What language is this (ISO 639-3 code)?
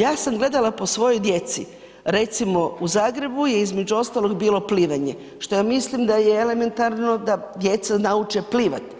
hrv